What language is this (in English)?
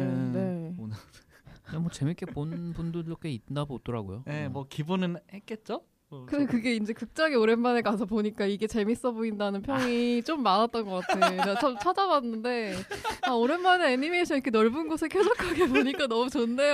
Korean